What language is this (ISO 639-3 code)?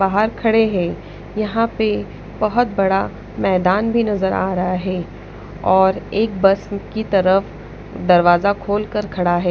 hin